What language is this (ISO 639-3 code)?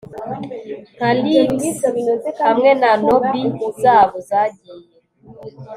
kin